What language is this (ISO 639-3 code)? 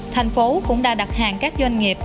vie